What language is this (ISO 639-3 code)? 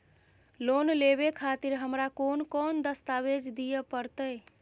mai